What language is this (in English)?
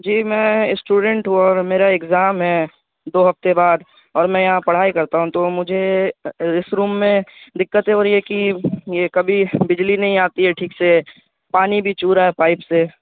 Urdu